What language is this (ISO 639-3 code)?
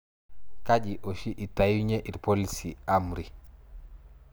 mas